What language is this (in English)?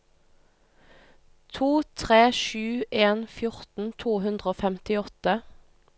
Norwegian